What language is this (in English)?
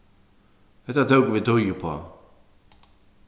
Faroese